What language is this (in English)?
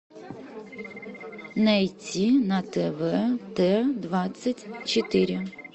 Russian